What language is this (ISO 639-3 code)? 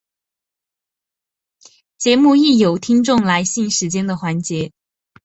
zho